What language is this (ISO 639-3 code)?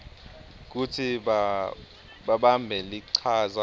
ssw